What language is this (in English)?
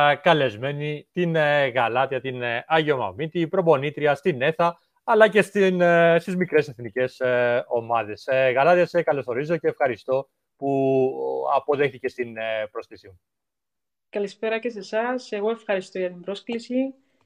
Greek